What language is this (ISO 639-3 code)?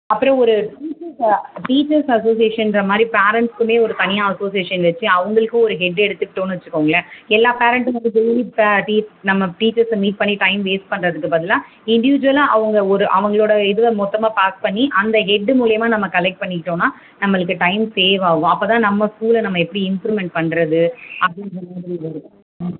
tam